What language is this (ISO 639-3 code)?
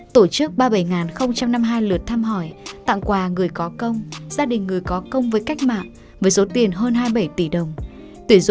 vie